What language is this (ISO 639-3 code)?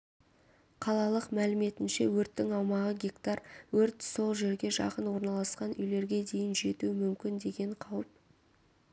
kaz